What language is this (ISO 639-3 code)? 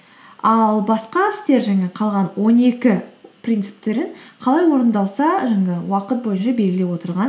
kaz